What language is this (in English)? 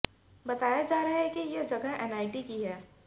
Hindi